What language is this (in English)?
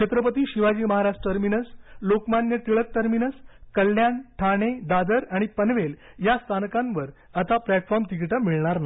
Marathi